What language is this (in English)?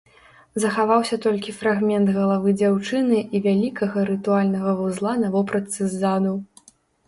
Belarusian